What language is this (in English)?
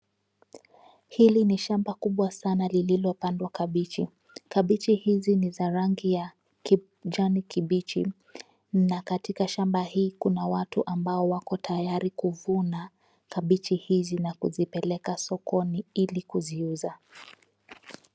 Swahili